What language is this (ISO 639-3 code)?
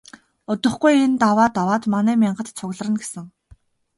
mon